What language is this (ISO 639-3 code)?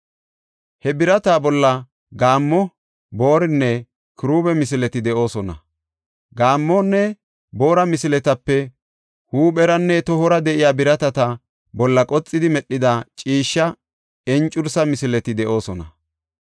gof